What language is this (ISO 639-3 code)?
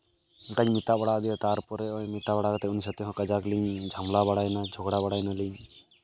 sat